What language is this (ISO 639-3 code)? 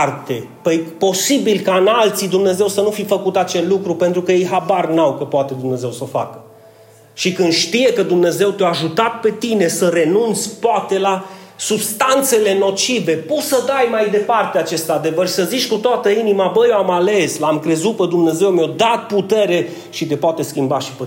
ron